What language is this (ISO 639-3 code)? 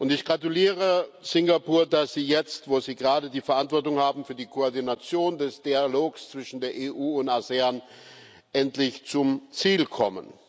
deu